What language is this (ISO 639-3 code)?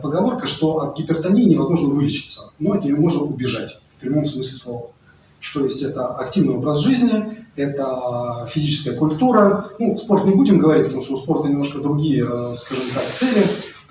rus